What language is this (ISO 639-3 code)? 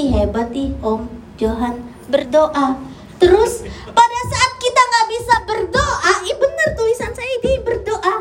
ind